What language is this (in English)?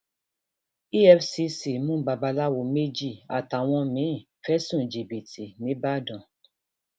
Yoruba